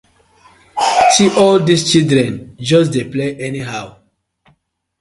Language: Nigerian Pidgin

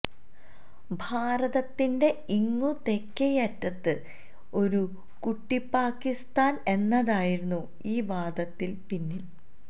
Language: Malayalam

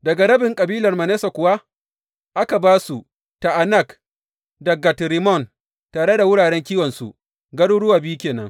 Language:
Hausa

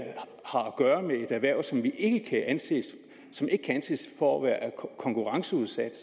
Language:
Danish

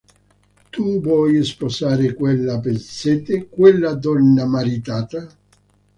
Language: Italian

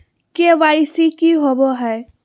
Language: Magahi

